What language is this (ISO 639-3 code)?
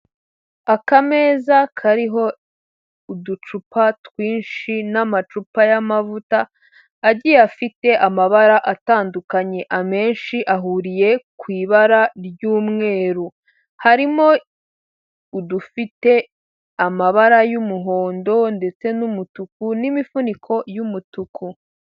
kin